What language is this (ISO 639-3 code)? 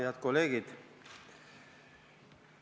est